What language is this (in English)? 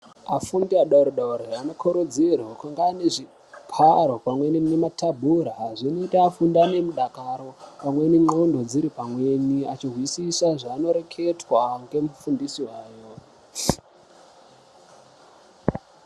Ndau